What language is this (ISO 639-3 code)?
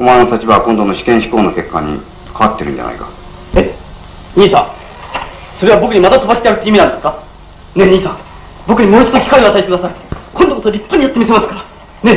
jpn